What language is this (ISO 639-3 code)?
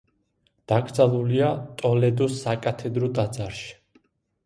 kat